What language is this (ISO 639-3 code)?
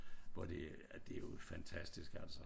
dan